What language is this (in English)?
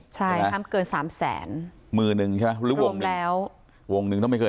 Thai